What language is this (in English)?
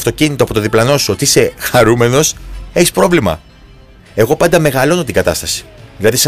Greek